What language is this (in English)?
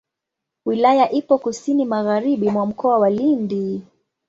Swahili